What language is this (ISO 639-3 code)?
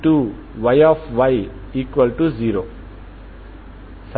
tel